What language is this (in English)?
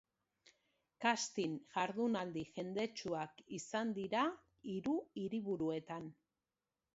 Basque